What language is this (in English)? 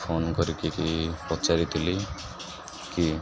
Odia